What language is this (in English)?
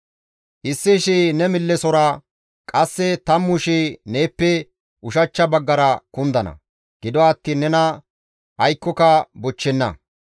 Gamo